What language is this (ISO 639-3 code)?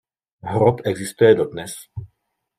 ces